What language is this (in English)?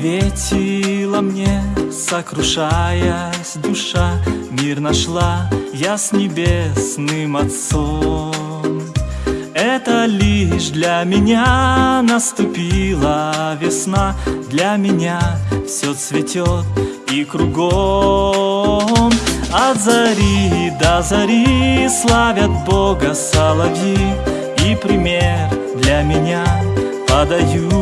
Russian